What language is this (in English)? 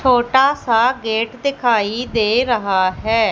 Hindi